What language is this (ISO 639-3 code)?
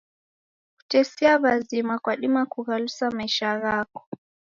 dav